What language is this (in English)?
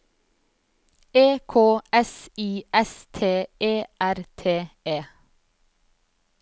Norwegian